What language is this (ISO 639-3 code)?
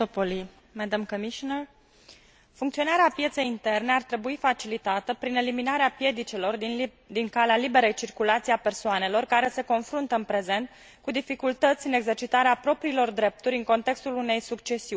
ron